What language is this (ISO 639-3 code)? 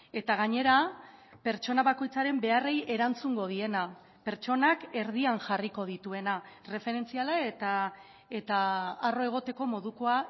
eus